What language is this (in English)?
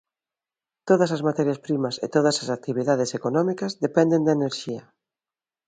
Galician